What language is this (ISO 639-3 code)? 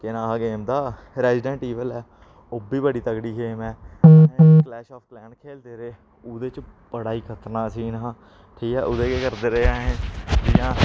doi